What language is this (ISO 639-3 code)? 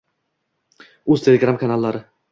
uzb